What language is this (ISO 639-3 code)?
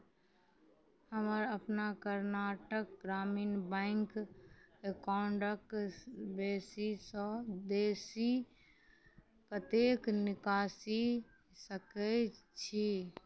mai